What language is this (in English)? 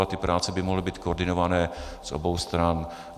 Czech